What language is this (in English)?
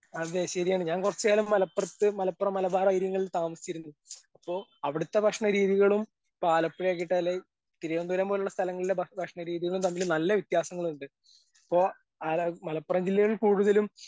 Malayalam